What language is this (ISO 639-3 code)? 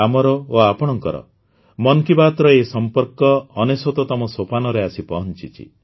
ori